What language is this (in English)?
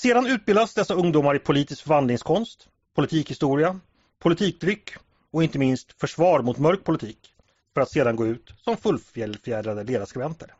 Swedish